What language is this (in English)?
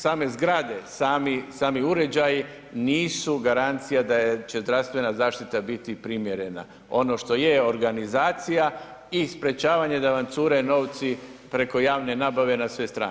Croatian